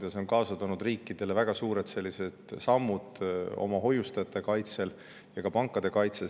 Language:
Estonian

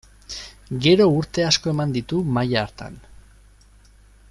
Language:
Basque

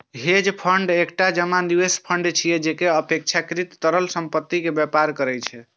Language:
Maithili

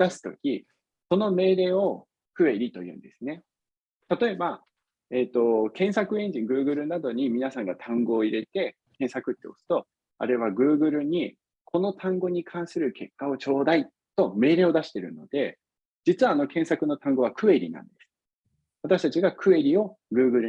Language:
Japanese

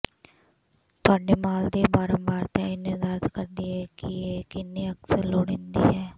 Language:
Punjabi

